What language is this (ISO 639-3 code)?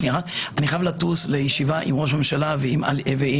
heb